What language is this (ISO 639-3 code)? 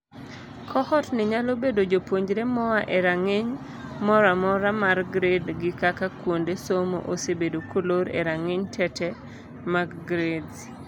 luo